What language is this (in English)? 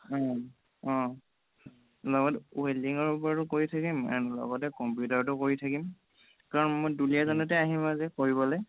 Assamese